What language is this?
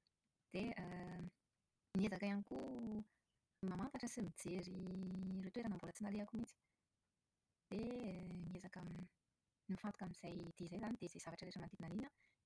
Malagasy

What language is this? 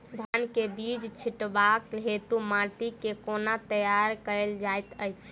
Maithili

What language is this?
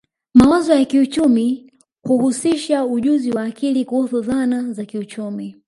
Swahili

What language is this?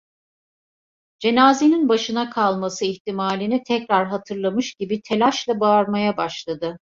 Turkish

